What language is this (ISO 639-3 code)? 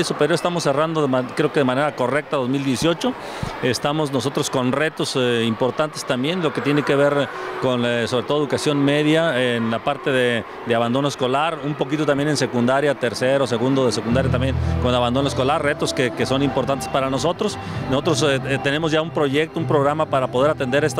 spa